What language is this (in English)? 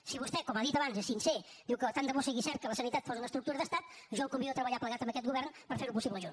Catalan